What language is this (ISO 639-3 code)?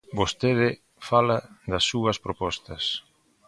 glg